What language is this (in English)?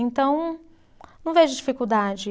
Portuguese